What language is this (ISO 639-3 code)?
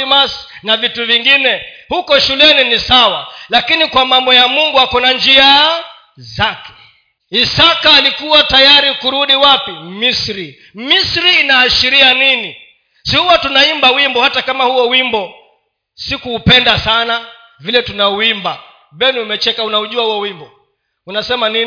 swa